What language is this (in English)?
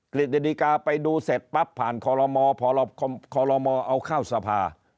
Thai